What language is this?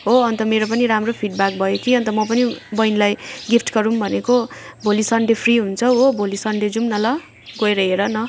Nepali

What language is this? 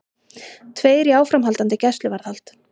Icelandic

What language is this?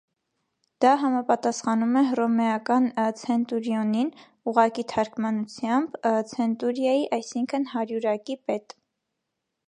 Armenian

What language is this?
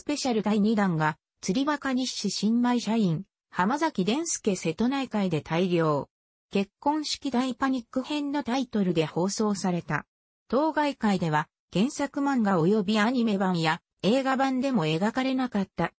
Japanese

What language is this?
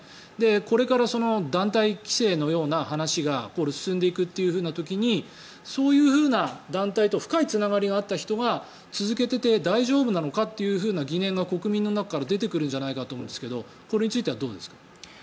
Japanese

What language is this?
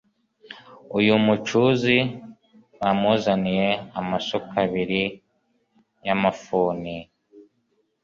Kinyarwanda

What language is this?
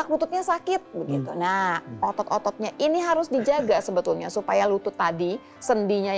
Indonesian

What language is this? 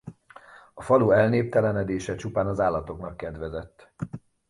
Hungarian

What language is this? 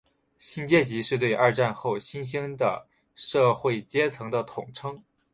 Chinese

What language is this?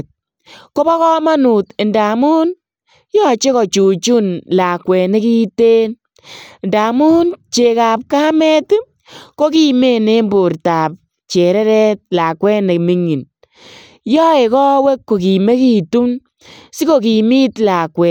Kalenjin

